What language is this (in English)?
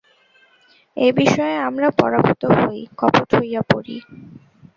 Bangla